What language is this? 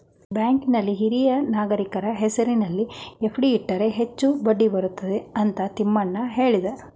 Kannada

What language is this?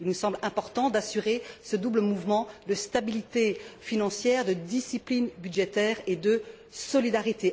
French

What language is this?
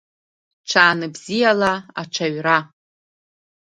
Abkhazian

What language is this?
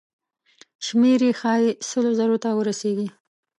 Pashto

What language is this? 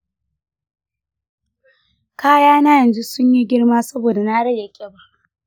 Hausa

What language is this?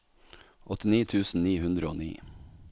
Norwegian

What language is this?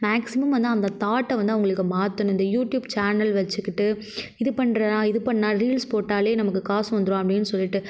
Tamil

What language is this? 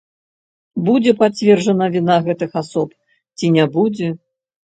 Belarusian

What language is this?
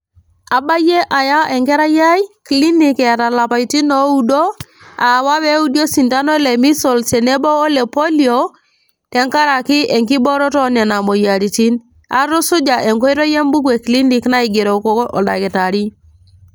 Masai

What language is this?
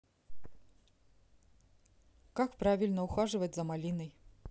Russian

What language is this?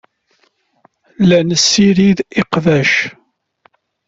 Kabyle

